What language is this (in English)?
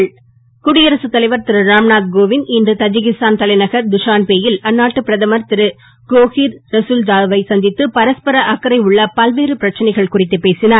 Tamil